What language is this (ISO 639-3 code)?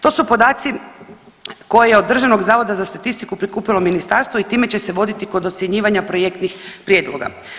hrv